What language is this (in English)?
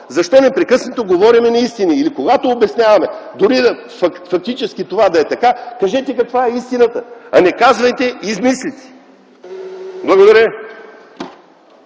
Bulgarian